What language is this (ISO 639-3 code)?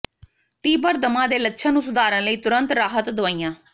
pan